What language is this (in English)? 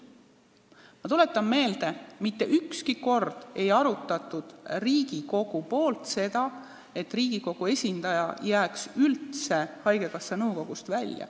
Estonian